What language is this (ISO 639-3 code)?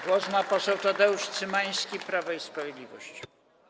pol